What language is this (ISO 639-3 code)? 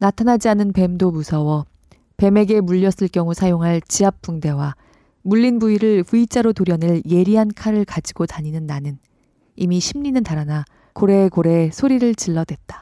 kor